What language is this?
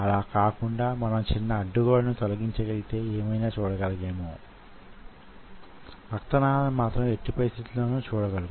Telugu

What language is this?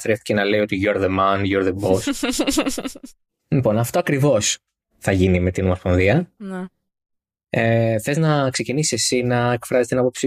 Greek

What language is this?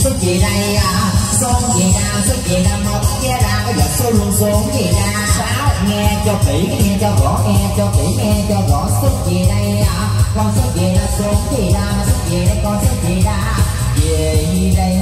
Vietnamese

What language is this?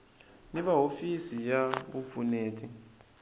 Tsonga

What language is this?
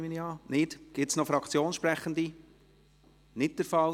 Swiss German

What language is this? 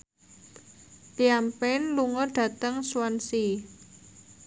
Javanese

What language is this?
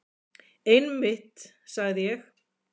Icelandic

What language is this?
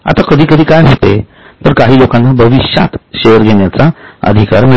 Marathi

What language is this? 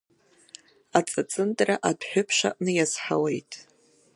Abkhazian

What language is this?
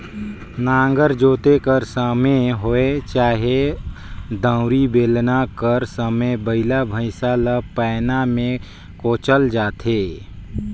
Chhattisgarhi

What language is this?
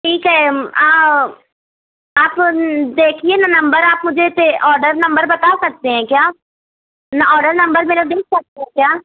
Urdu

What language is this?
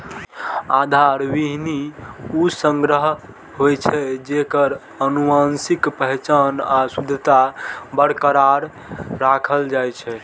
Maithili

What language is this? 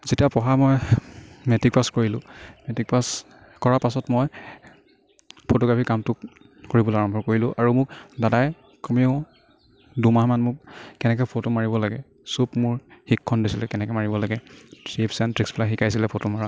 Assamese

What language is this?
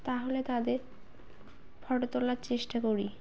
Bangla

